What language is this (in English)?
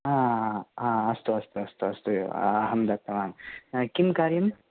Sanskrit